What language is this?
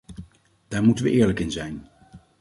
Dutch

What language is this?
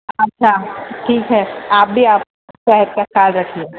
Urdu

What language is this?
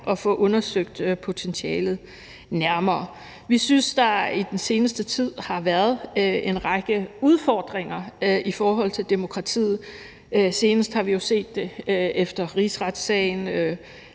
Danish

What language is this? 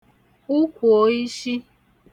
Igbo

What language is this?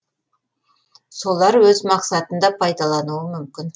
Kazakh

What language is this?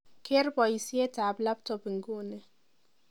Kalenjin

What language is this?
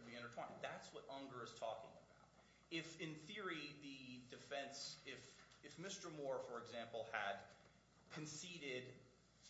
English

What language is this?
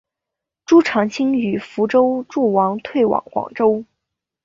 Chinese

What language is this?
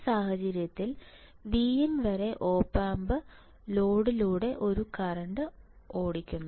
Malayalam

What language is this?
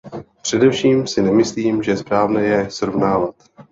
Czech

